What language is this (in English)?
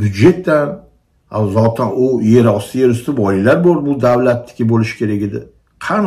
Turkish